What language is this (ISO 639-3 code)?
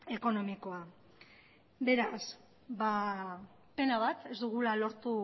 eus